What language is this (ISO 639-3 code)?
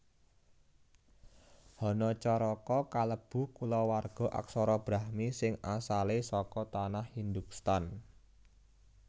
jav